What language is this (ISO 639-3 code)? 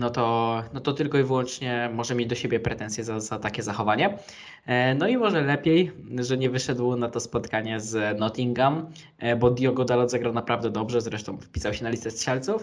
pol